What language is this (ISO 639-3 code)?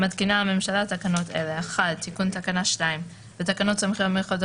heb